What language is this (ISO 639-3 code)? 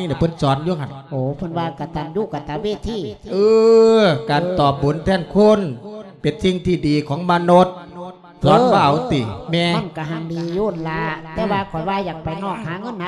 tha